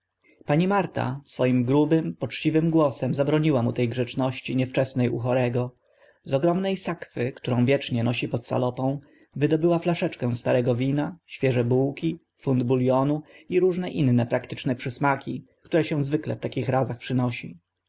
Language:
Polish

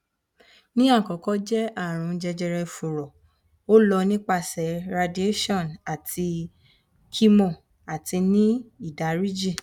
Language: Yoruba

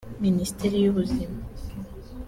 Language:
Kinyarwanda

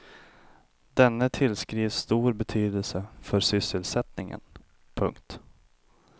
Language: Swedish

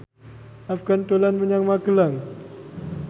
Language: Javanese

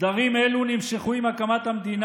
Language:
Hebrew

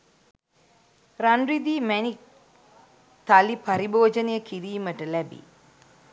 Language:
Sinhala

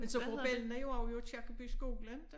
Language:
Danish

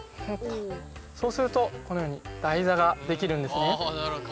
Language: Japanese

